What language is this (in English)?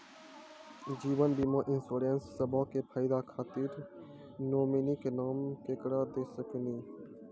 Maithili